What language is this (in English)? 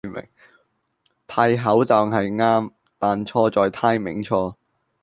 Cantonese